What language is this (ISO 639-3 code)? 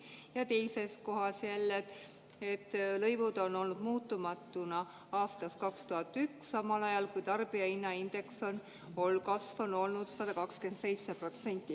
est